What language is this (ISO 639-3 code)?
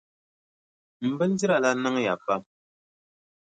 dag